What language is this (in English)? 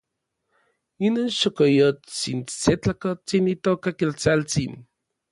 Orizaba Nahuatl